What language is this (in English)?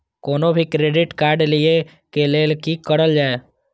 Maithili